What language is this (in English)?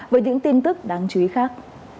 Vietnamese